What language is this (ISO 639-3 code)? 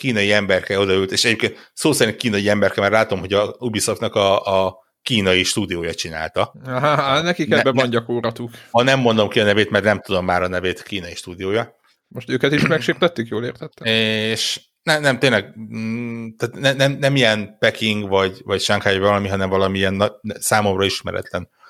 hun